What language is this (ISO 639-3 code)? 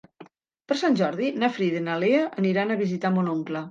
cat